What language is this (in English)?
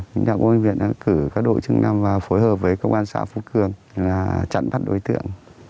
Vietnamese